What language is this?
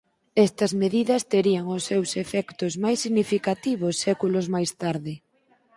Galician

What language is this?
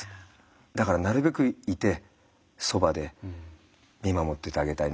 Japanese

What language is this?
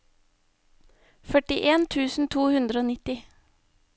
Norwegian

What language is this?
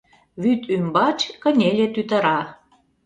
Mari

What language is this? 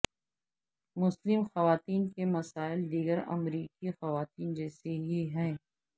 Urdu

